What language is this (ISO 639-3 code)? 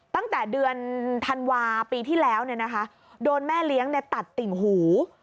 tha